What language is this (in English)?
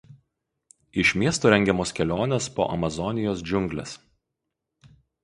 Lithuanian